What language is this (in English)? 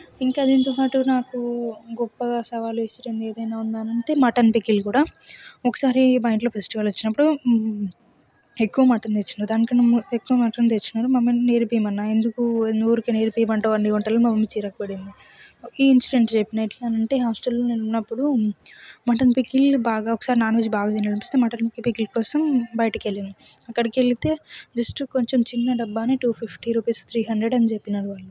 Telugu